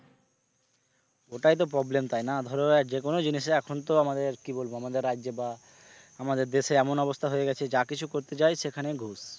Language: Bangla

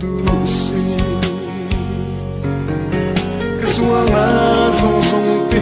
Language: Spanish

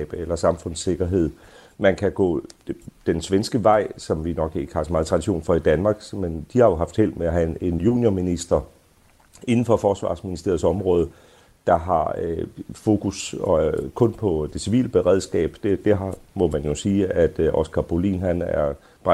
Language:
Danish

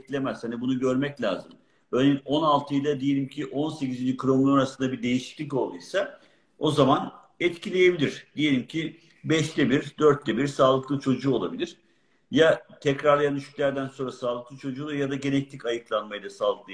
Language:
Turkish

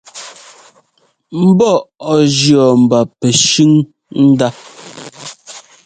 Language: Ngomba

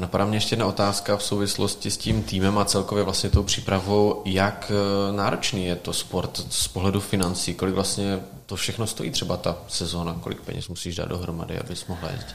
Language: Czech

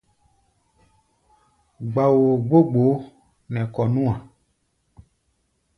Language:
Gbaya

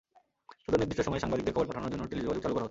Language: Bangla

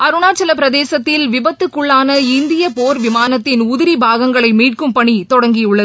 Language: Tamil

